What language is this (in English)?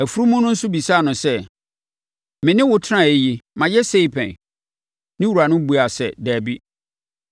Akan